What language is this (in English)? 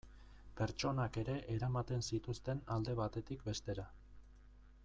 Basque